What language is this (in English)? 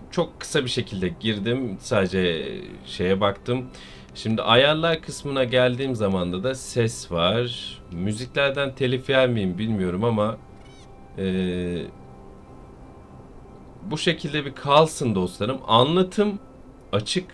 Turkish